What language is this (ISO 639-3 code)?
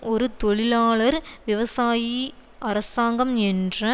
tam